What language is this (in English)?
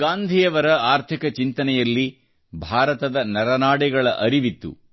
Kannada